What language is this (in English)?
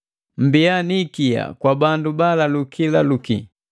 Matengo